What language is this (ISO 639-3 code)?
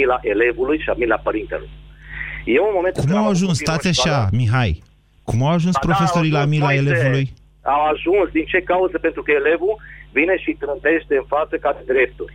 ron